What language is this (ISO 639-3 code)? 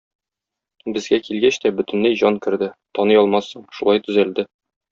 tat